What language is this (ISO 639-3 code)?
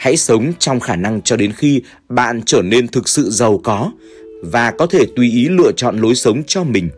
vie